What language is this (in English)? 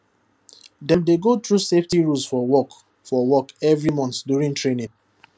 Nigerian Pidgin